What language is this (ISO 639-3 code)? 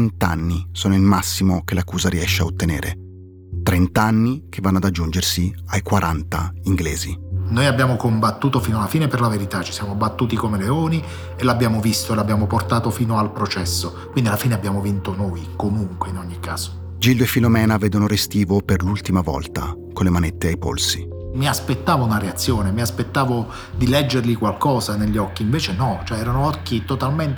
ita